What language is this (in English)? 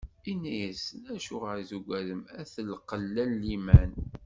Kabyle